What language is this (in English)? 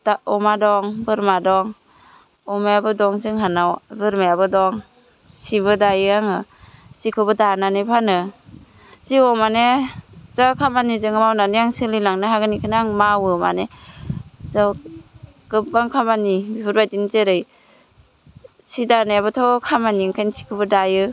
Bodo